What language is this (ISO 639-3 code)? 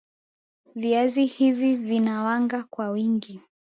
swa